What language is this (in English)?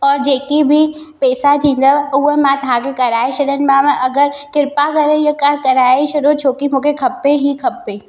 Sindhi